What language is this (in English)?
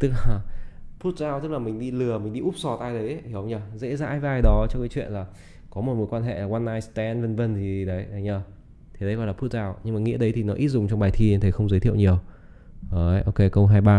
Vietnamese